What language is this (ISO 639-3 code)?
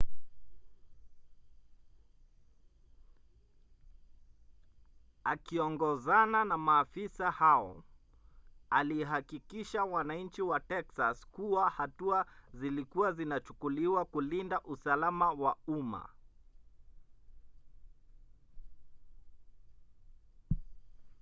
swa